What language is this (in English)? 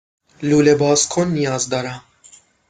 Persian